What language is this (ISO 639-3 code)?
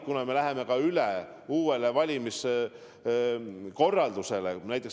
est